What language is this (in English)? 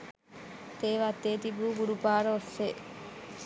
Sinhala